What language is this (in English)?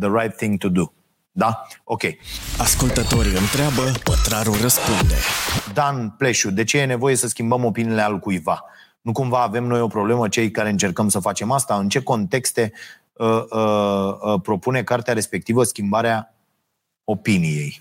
Romanian